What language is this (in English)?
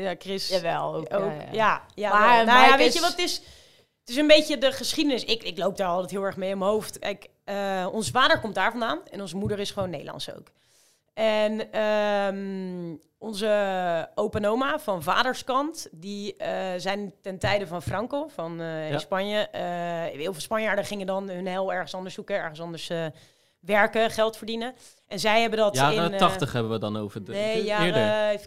Dutch